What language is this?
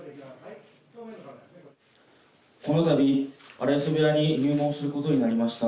Japanese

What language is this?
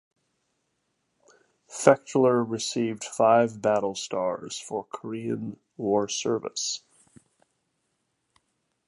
English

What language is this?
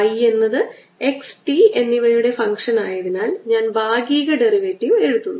Malayalam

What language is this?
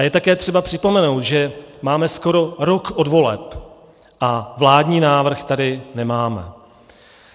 Czech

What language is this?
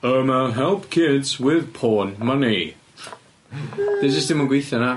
Welsh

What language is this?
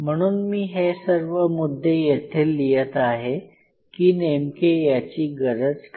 Marathi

